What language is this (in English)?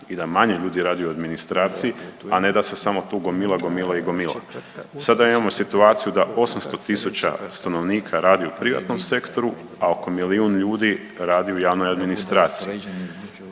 Croatian